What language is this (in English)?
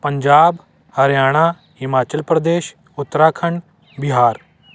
Punjabi